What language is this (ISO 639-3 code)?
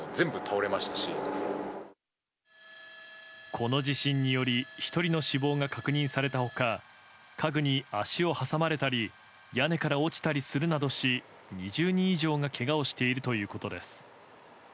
jpn